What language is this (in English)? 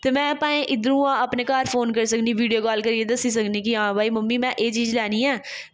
Dogri